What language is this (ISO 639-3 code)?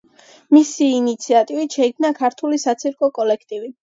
kat